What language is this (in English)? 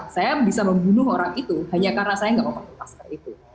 Indonesian